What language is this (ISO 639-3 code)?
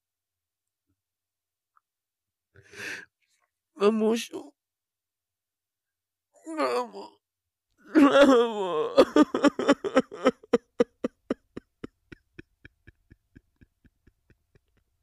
pol